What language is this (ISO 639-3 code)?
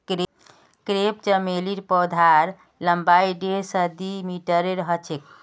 mag